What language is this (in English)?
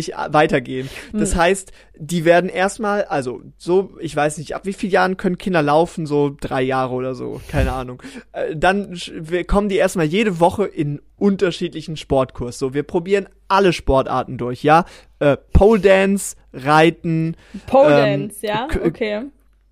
German